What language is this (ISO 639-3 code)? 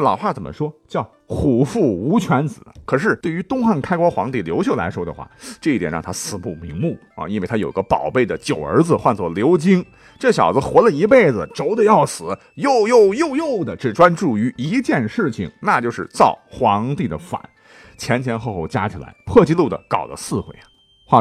zho